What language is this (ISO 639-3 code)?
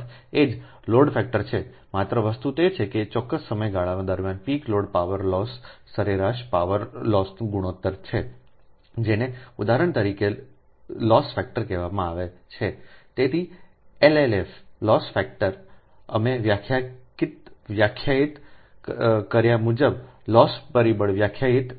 guj